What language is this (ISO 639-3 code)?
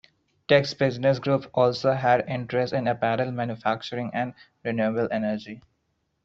eng